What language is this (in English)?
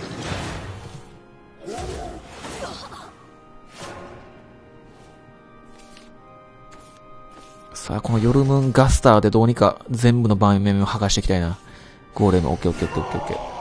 Japanese